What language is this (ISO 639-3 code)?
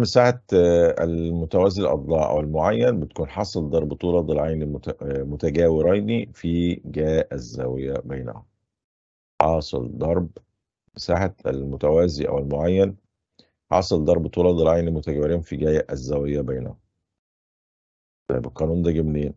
ara